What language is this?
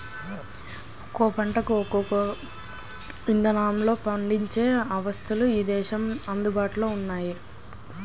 Telugu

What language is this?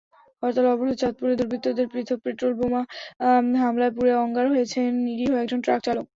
Bangla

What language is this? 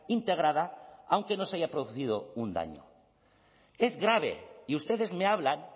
Spanish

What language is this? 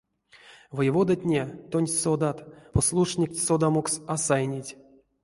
Erzya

